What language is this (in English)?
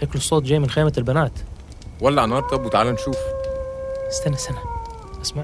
Arabic